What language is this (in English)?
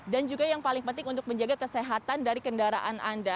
Indonesian